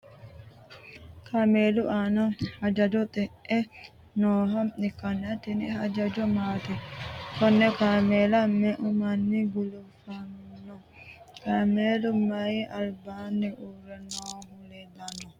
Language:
Sidamo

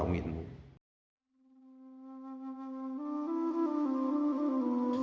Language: Vietnamese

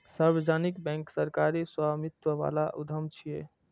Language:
Maithili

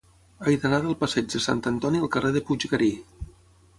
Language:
Catalan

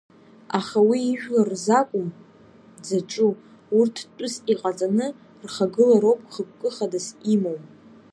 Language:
Abkhazian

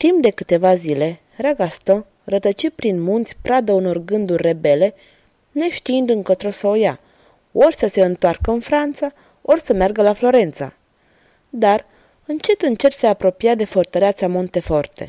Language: Romanian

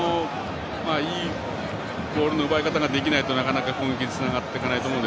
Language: Japanese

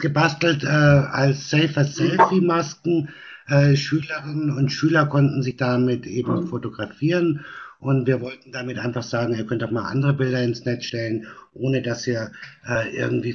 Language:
German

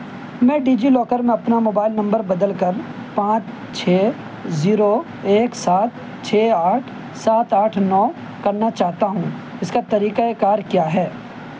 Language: Urdu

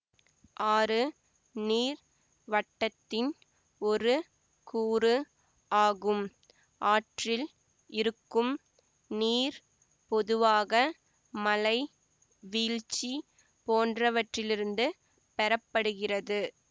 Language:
Tamil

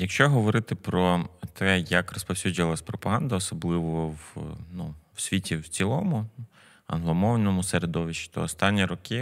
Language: Ukrainian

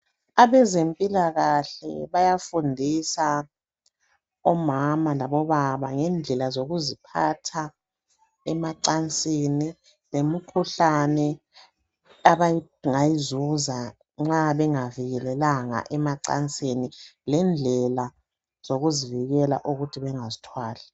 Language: North Ndebele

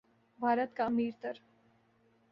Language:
Urdu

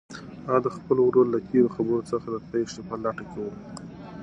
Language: Pashto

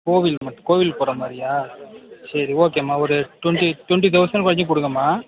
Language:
Tamil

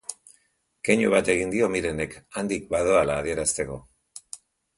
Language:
Basque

